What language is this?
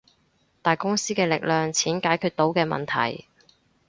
Cantonese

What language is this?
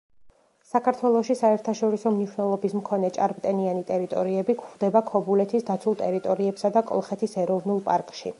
Georgian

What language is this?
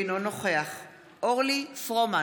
Hebrew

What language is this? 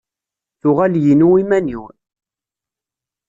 Kabyle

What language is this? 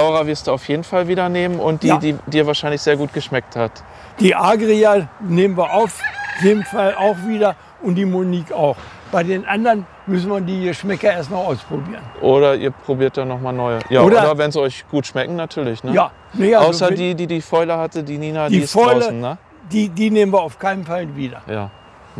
German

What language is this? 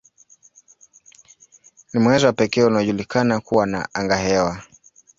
Swahili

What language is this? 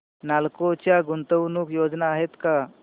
Marathi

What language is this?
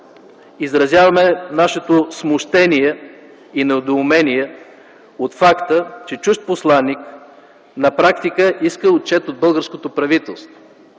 Bulgarian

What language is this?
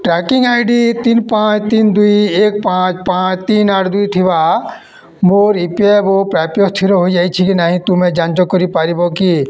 Odia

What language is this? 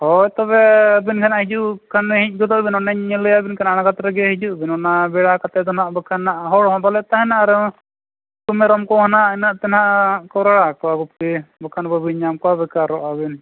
Santali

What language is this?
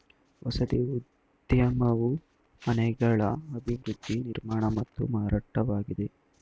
Kannada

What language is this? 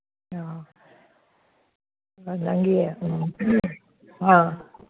Manipuri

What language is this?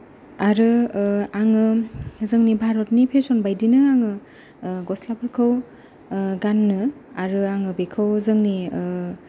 Bodo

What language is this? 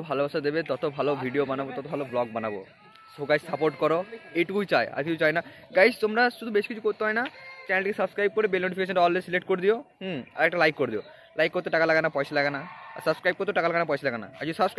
Hindi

